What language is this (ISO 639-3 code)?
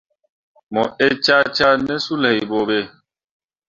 mua